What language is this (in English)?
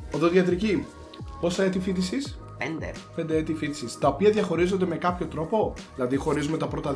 Greek